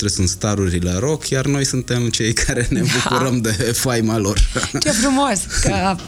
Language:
Romanian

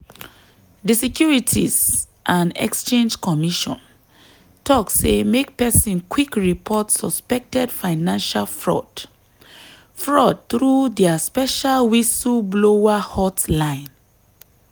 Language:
Nigerian Pidgin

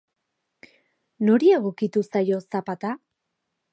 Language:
Basque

